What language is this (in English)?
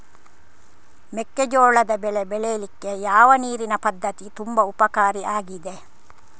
Kannada